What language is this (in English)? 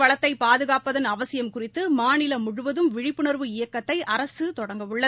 Tamil